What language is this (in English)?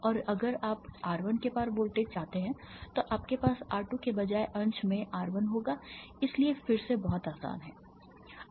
Hindi